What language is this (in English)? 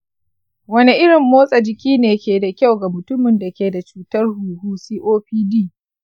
Hausa